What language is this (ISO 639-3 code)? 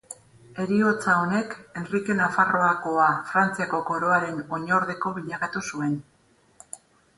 eus